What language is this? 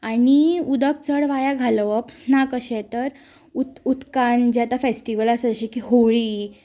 Konkani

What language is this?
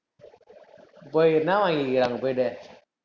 Tamil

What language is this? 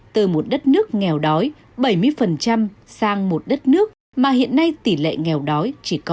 Vietnamese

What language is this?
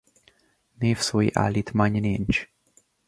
Hungarian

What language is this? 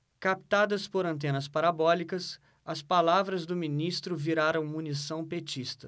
Portuguese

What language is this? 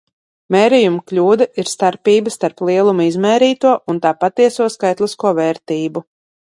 Latvian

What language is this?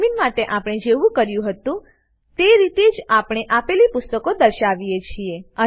Gujarati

